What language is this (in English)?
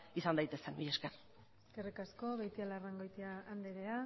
Basque